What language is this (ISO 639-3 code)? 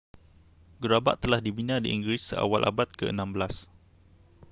msa